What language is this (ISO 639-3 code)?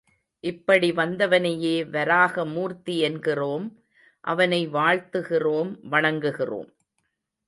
tam